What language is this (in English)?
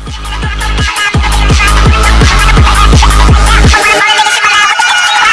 Indonesian